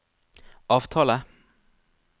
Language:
Norwegian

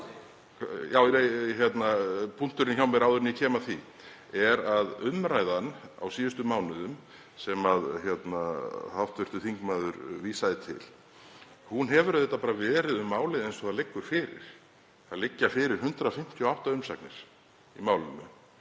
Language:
Icelandic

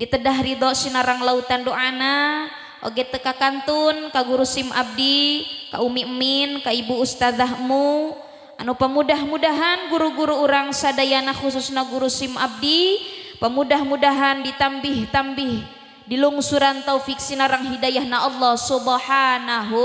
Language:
Indonesian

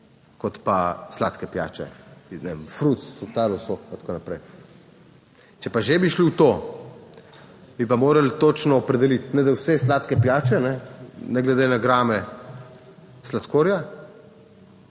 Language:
Slovenian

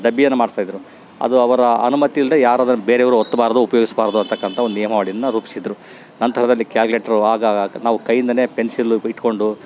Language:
Kannada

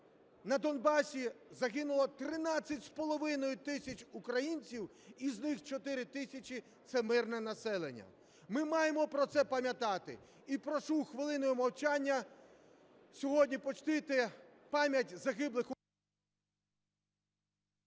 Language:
Ukrainian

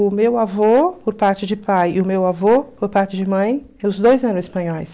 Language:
Portuguese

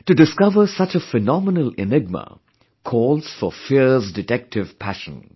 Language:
English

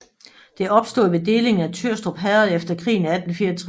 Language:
Danish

